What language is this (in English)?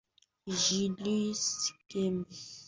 Swahili